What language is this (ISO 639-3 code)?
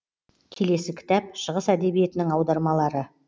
kaz